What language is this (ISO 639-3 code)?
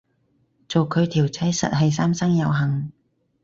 yue